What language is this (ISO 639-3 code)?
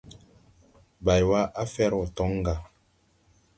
tui